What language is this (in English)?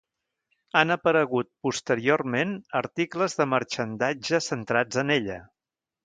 Catalan